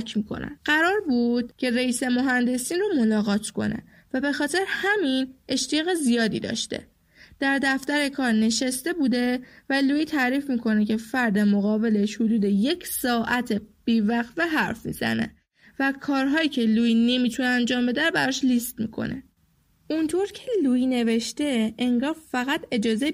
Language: Persian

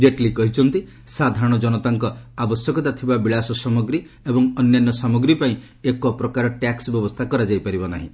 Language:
Odia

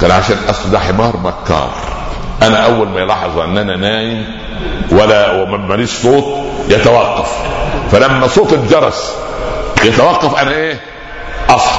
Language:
Arabic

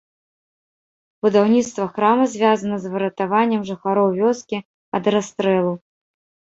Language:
Belarusian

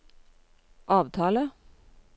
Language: Norwegian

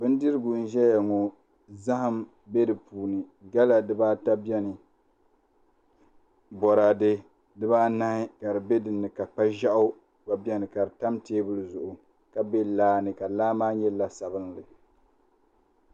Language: Dagbani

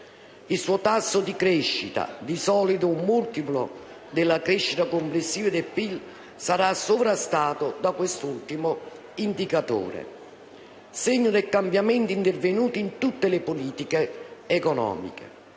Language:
Italian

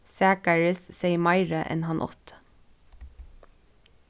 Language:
Faroese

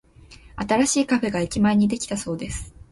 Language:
Japanese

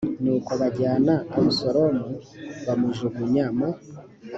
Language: Kinyarwanda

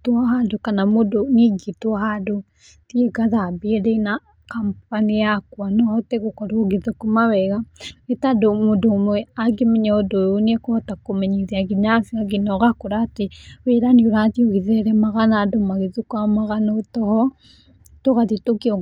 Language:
Kikuyu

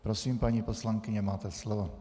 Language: Czech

